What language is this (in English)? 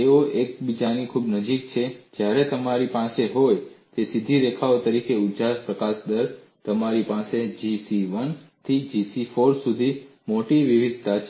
Gujarati